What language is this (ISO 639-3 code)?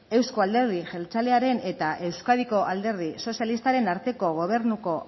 eus